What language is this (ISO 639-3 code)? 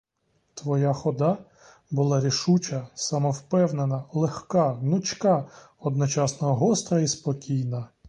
ukr